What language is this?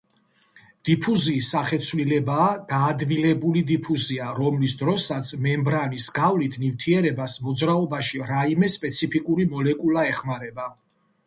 Georgian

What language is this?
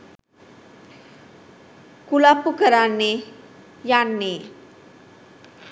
Sinhala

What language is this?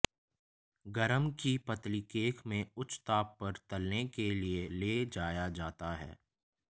Hindi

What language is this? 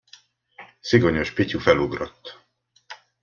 Hungarian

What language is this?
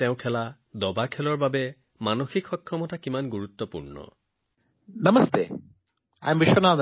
Assamese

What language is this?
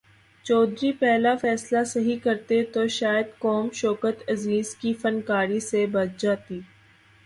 Urdu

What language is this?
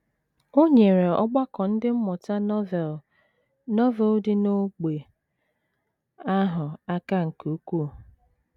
Igbo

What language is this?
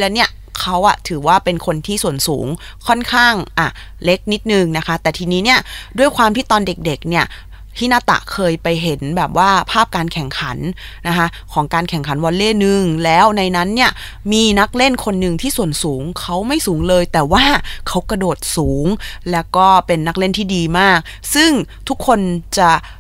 Thai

